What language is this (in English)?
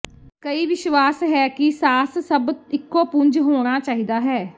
Punjabi